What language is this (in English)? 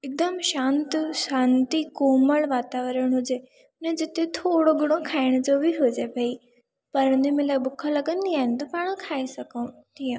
Sindhi